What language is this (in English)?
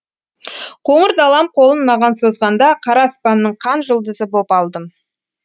Kazakh